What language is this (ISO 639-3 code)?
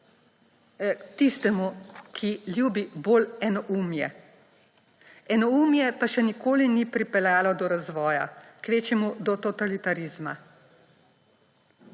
slv